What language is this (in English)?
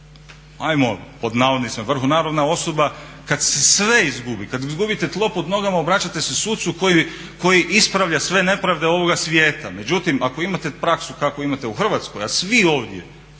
Croatian